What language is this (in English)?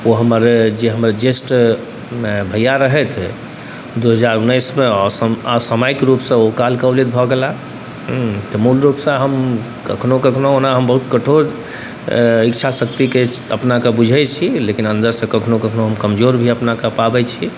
Maithili